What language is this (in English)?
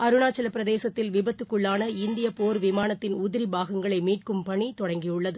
Tamil